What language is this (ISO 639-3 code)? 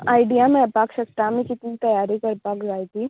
kok